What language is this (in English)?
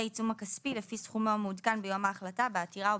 Hebrew